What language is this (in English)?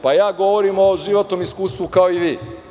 Serbian